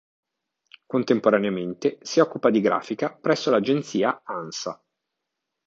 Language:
Italian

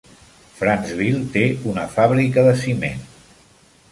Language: Catalan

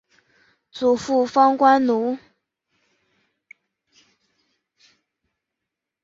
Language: Chinese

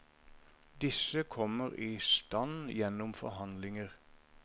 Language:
Norwegian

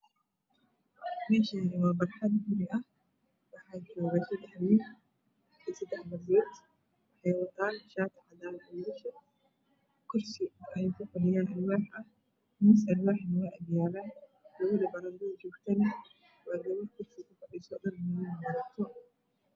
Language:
Somali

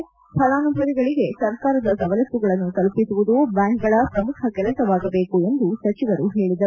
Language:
Kannada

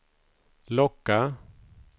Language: Swedish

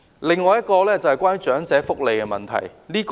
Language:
Cantonese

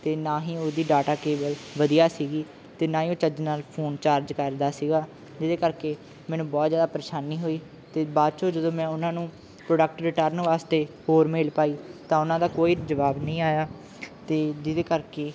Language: Punjabi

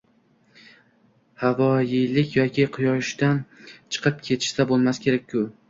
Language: Uzbek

